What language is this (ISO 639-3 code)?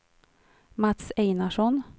swe